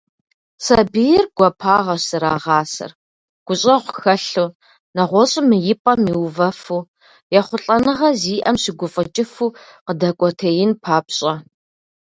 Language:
Kabardian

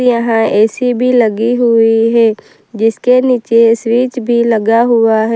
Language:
Hindi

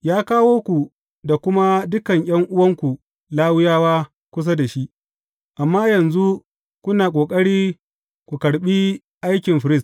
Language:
Hausa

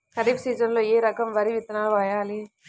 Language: Telugu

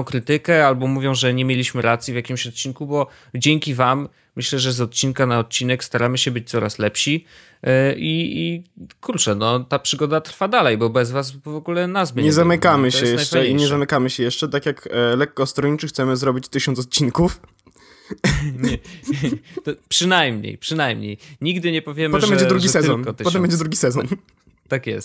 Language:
Polish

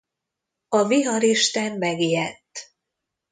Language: Hungarian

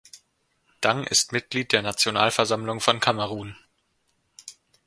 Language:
German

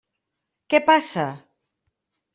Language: Catalan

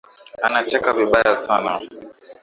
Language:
Swahili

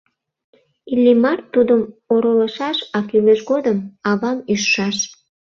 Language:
Mari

